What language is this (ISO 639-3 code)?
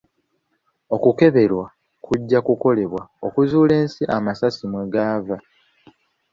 lug